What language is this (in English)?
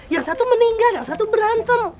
Indonesian